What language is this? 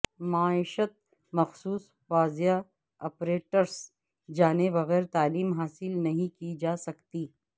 Urdu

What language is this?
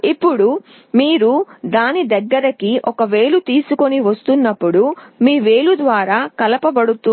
Telugu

